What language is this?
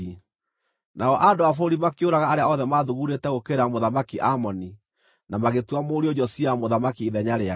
Kikuyu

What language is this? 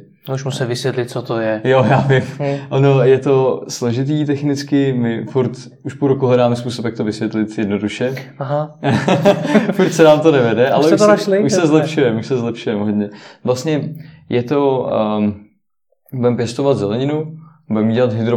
Czech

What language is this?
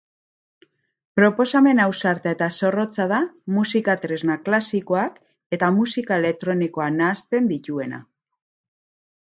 Basque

